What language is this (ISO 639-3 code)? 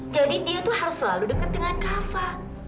ind